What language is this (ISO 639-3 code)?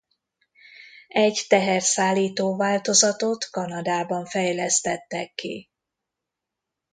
hun